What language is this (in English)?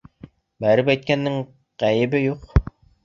Bashkir